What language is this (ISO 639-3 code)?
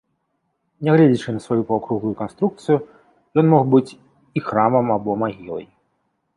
bel